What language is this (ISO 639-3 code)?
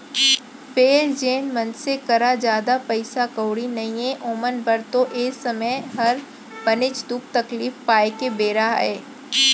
hne